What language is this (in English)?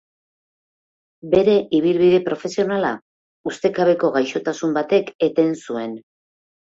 Basque